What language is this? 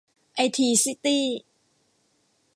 Thai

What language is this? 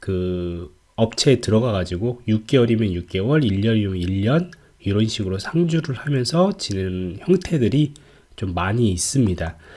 Korean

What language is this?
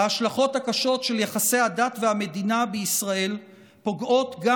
Hebrew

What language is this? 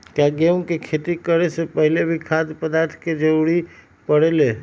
Magahi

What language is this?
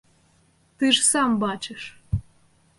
Belarusian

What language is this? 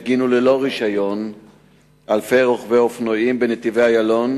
Hebrew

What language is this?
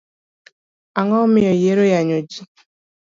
Luo (Kenya and Tanzania)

